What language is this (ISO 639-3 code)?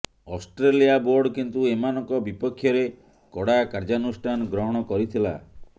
ori